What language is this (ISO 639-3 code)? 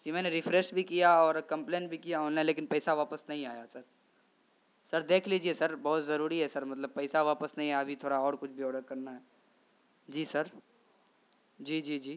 urd